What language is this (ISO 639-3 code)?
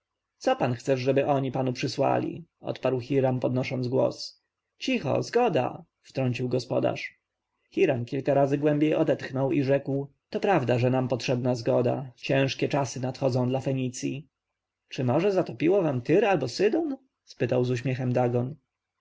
pol